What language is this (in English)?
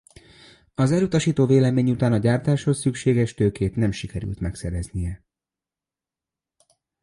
Hungarian